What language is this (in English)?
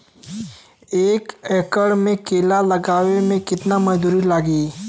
Bhojpuri